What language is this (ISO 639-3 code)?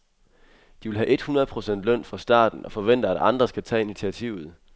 dan